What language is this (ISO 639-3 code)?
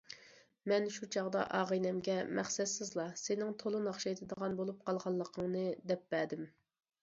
uig